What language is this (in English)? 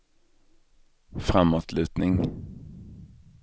Swedish